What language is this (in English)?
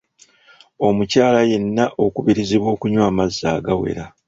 Ganda